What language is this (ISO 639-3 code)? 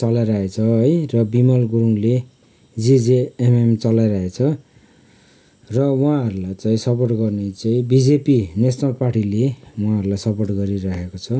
nep